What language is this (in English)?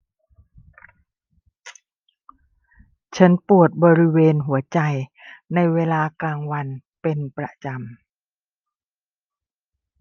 Thai